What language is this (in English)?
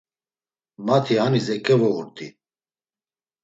Laz